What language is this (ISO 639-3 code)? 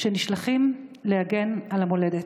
heb